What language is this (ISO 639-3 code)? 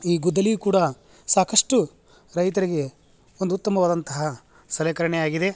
kan